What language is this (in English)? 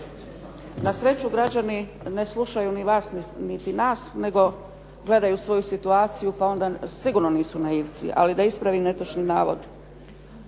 Croatian